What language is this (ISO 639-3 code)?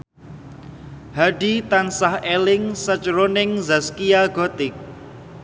jav